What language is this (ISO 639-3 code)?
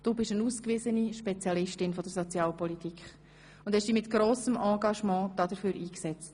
gsw